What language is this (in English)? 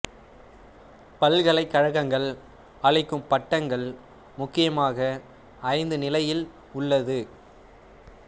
Tamil